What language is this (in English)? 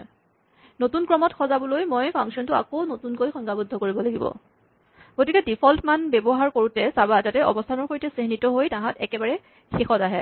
Assamese